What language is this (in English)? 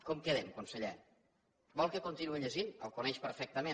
Catalan